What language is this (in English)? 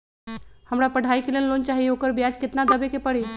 Magahi